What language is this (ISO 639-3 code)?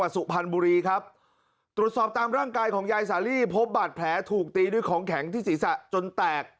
tha